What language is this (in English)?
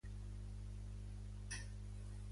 Catalan